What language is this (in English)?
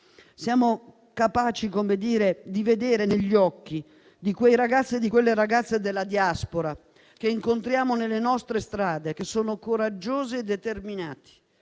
Italian